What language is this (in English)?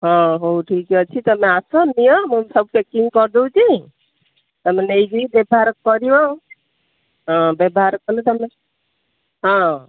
Odia